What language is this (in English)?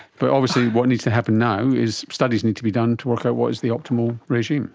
English